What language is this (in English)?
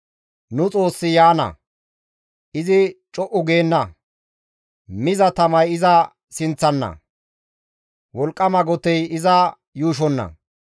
Gamo